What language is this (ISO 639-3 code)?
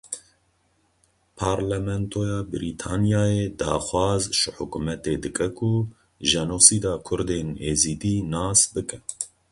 kur